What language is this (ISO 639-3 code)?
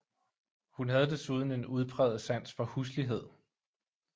dan